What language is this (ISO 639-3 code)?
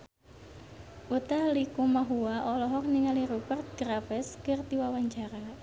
sun